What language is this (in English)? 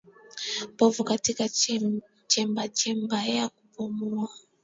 Swahili